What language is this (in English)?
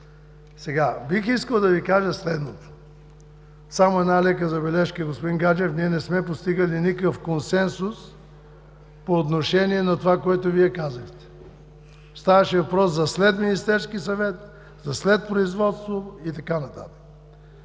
Bulgarian